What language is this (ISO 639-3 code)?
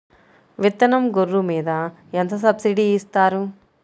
tel